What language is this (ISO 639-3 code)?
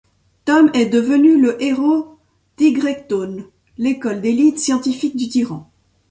fra